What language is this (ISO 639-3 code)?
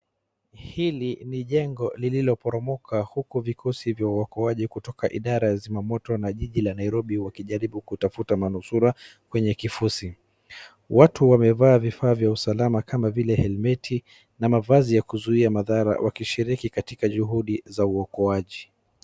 swa